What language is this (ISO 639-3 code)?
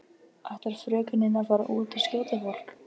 isl